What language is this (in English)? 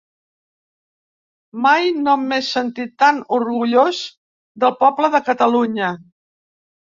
Catalan